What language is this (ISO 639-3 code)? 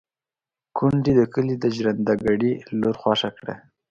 pus